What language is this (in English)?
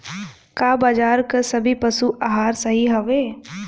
Bhojpuri